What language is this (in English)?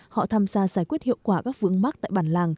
Vietnamese